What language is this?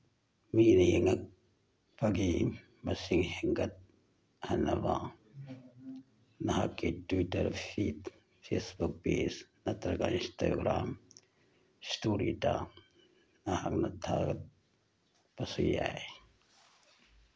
Manipuri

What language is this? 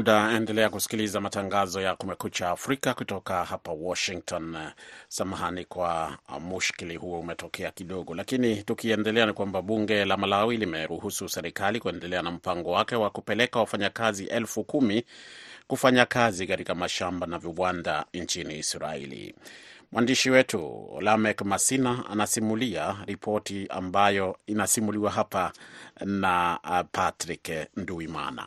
Swahili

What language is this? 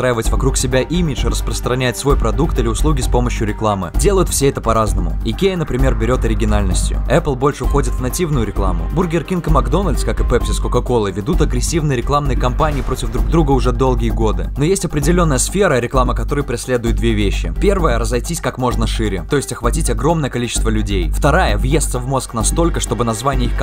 Russian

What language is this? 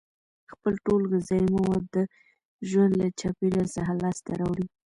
Pashto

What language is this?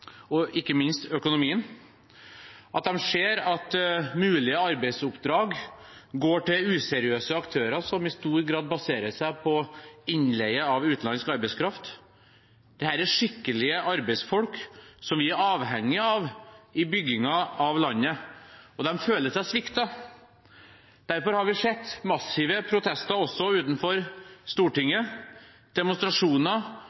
Norwegian Bokmål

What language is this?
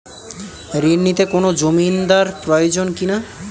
Bangla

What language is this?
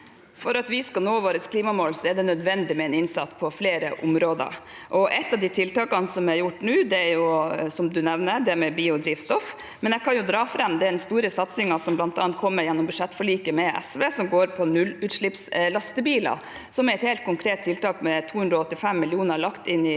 Norwegian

